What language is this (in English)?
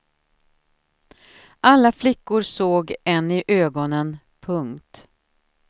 Swedish